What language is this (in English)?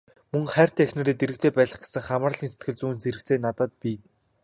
Mongolian